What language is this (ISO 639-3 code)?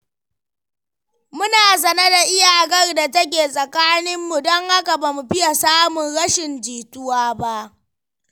hau